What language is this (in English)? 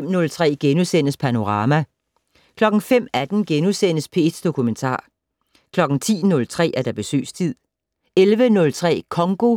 Danish